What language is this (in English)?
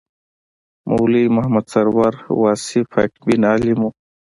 Pashto